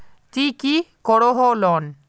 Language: Magahi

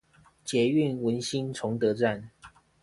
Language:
Chinese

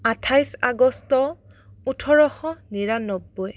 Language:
Assamese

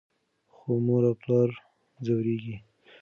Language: Pashto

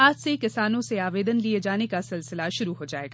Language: Hindi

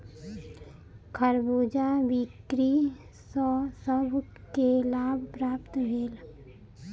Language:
Maithili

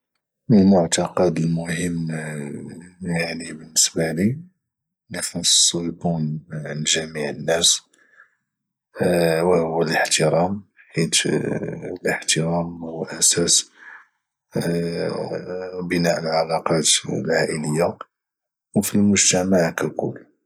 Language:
Moroccan Arabic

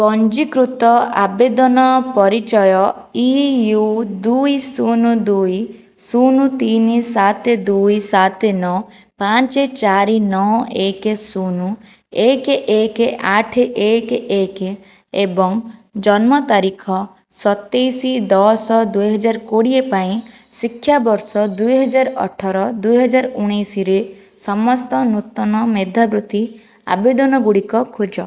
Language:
Odia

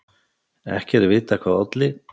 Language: Icelandic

